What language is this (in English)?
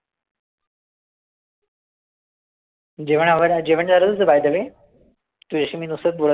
Marathi